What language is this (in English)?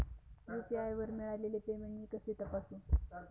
Marathi